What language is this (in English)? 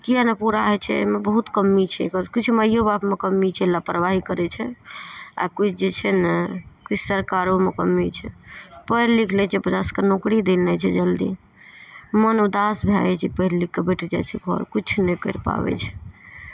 Maithili